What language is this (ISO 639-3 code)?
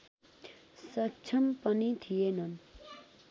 nep